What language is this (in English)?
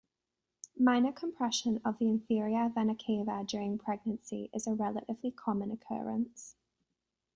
English